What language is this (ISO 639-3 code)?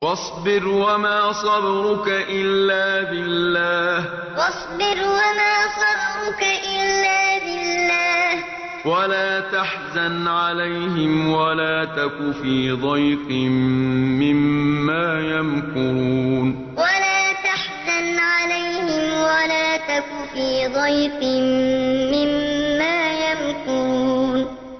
ara